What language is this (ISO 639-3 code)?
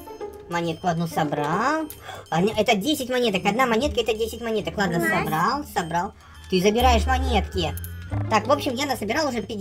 rus